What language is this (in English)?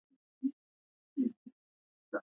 Pashto